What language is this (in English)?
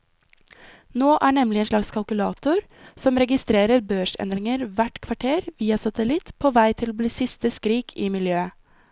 Norwegian